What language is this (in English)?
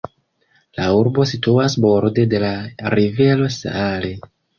Esperanto